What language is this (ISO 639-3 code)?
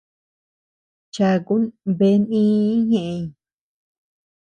cux